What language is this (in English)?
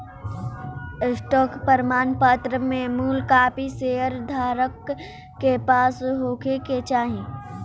Bhojpuri